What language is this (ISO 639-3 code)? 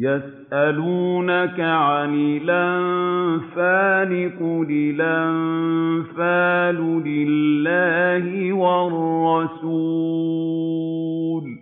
ara